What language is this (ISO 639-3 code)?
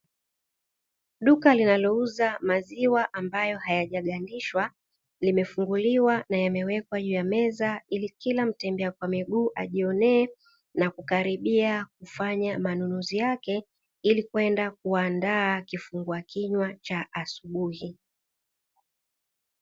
swa